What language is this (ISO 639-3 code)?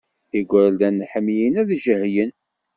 kab